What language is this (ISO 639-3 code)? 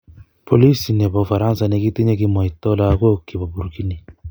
kln